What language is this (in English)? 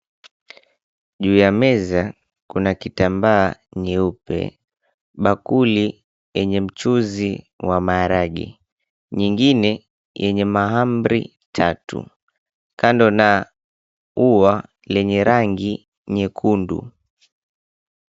Swahili